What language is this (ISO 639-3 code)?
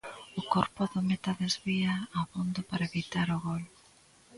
glg